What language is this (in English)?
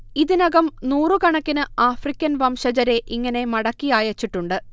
Malayalam